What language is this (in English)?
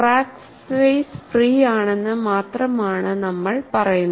Malayalam